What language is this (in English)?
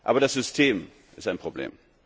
German